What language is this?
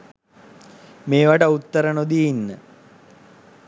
Sinhala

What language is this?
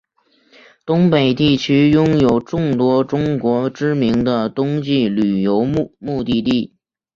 Chinese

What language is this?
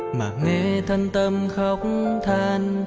Vietnamese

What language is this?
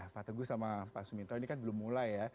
Indonesian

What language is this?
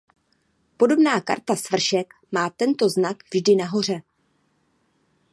Czech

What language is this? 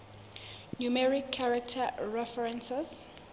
Southern Sotho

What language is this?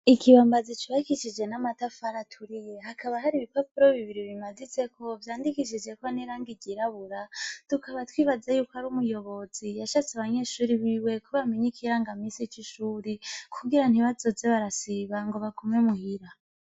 Rundi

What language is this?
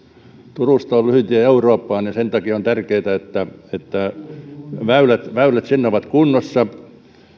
Finnish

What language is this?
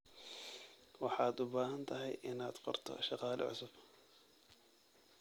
Somali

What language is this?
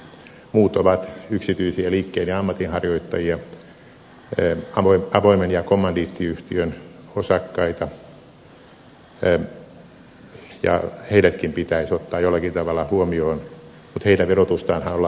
Finnish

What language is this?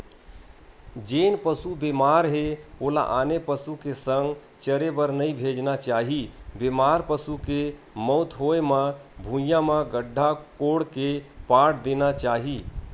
Chhattisgarhi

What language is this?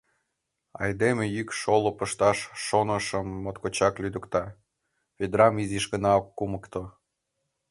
Mari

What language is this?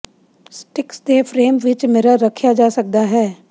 Punjabi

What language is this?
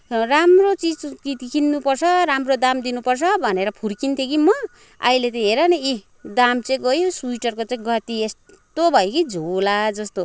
Nepali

